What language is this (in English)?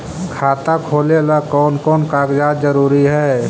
Magahi